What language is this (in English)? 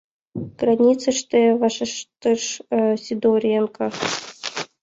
Mari